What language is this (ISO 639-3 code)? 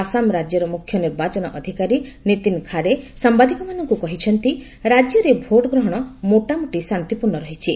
ori